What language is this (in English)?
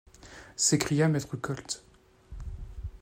French